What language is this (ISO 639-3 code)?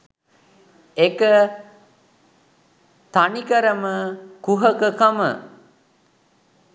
sin